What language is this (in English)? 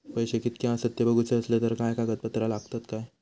Marathi